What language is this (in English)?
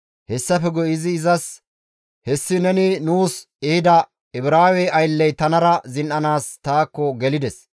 Gamo